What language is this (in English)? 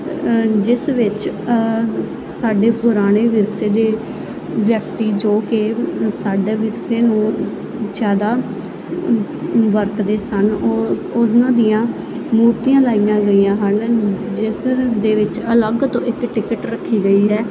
Punjabi